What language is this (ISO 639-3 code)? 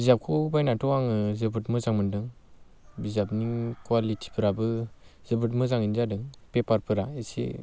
brx